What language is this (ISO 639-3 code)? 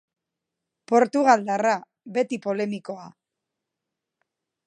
eus